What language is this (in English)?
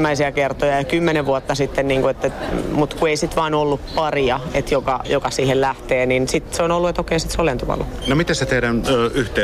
Finnish